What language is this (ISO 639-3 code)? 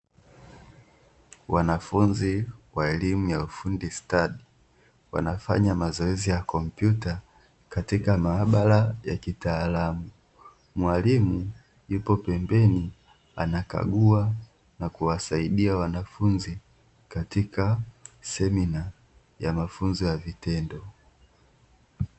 swa